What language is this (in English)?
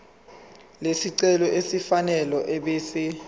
Zulu